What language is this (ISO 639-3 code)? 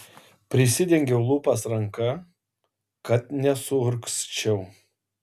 lit